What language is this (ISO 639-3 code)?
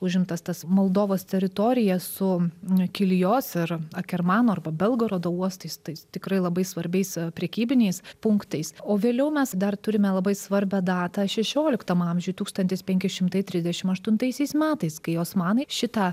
lit